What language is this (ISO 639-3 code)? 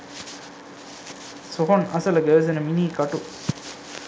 sin